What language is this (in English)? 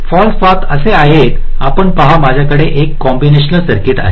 Marathi